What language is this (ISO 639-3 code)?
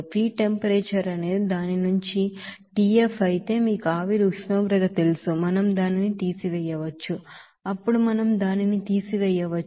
tel